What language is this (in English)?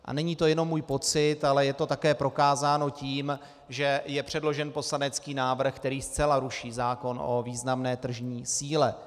Czech